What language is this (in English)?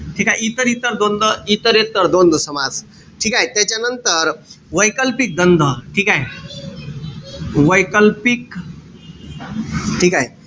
Marathi